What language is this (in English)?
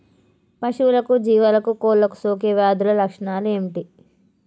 Telugu